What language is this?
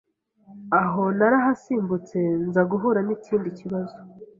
Kinyarwanda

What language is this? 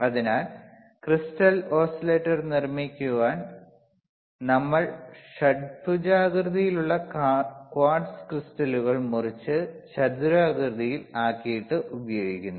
Malayalam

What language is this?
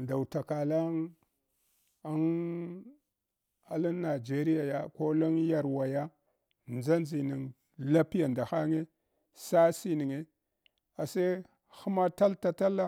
Hwana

